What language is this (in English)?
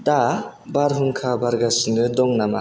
Bodo